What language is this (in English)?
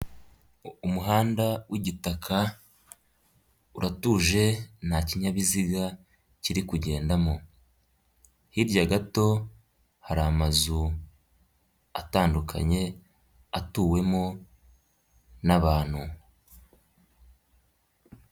Kinyarwanda